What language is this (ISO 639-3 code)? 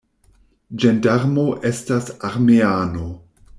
epo